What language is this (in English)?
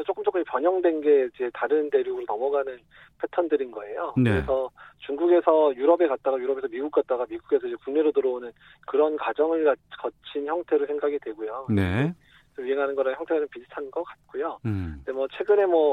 Korean